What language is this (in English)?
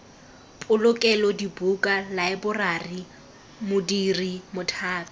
Tswana